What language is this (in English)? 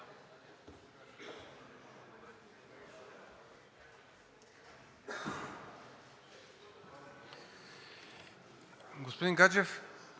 Bulgarian